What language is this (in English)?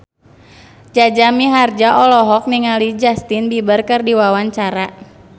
Sundanese